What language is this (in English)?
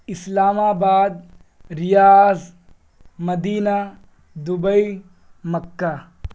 Urdu